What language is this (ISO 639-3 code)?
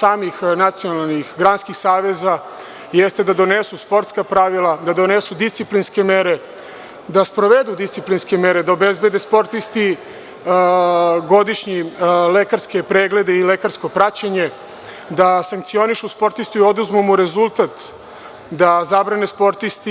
srp